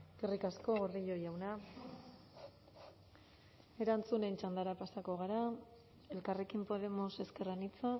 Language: Basque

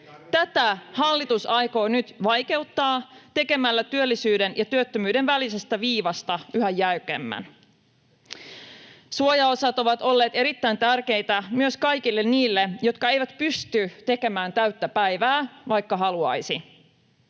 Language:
Finnish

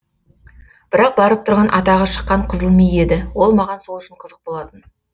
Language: Kazakh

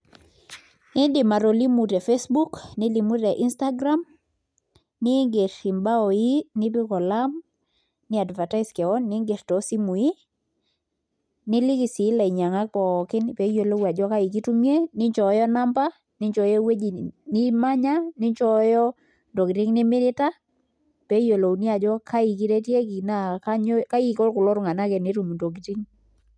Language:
Masai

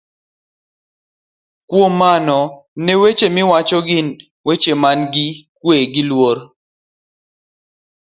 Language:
Luo (Kenya and Tanzania)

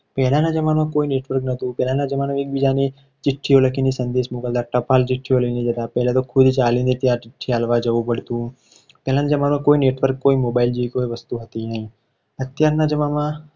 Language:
Gujarati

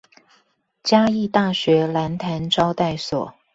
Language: Chinese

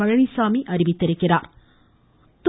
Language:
Tamil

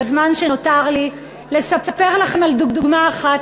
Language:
Hebrew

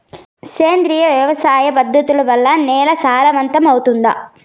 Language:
Telugu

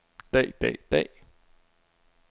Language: Danish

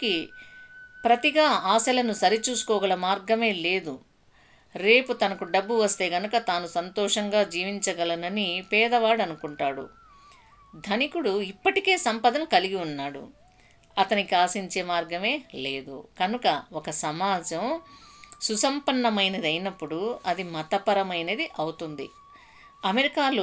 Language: Telugu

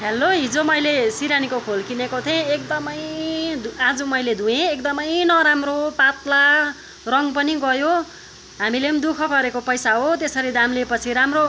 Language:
Nepali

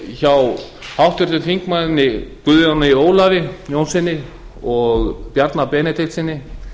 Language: Icelandic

